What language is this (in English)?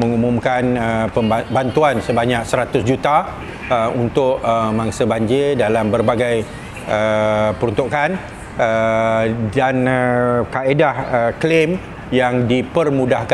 Malay